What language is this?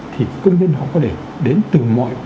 Vietnamese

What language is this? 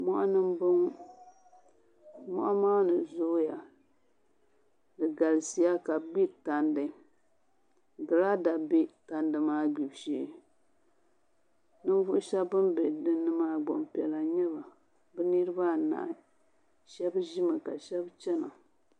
Dagbani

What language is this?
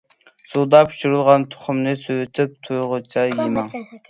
Uyghur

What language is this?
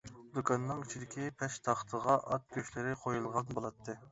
Uyghur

